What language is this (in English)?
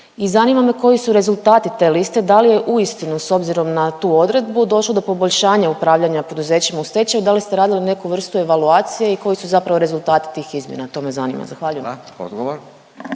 Croatian